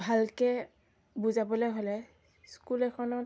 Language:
Assamese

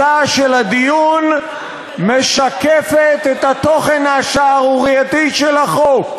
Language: Hebrew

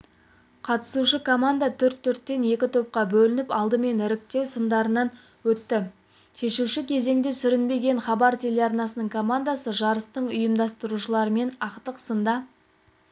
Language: Kazakh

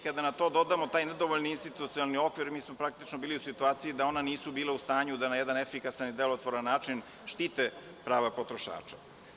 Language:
Serbian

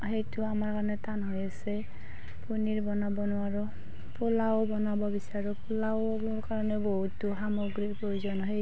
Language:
Assamese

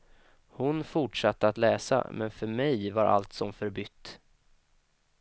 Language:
Swedish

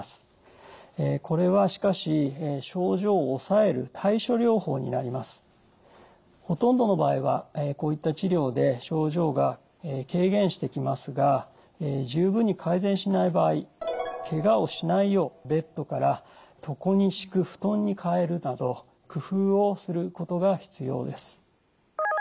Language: Japanese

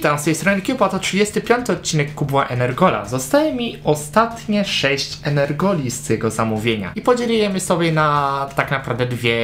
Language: Polish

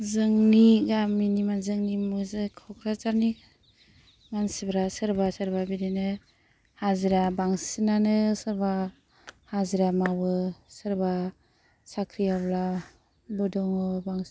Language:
Bodo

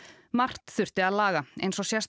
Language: Icelandic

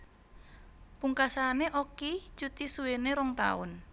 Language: Javanese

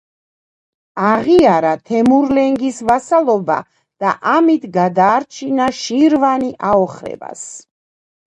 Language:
Georgian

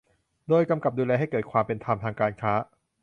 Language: Thai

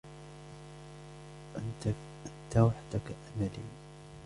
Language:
Arabic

